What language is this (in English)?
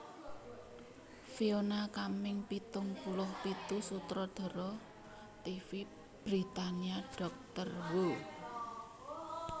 Javanese